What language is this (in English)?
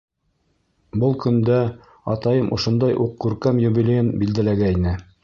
Bashkir